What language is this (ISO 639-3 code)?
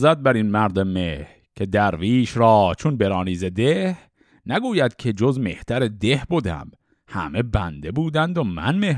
fas